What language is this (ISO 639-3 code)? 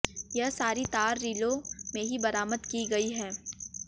hin